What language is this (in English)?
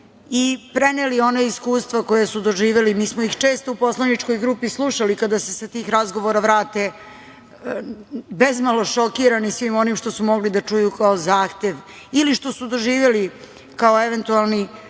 Serbian